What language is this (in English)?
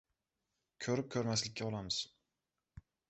Uzbek